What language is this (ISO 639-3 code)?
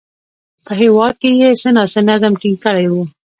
pus